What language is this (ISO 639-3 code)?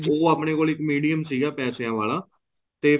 pan